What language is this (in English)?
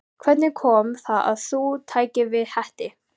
Icelandic